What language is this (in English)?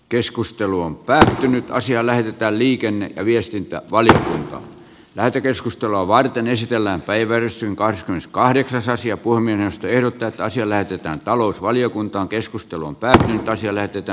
Finnish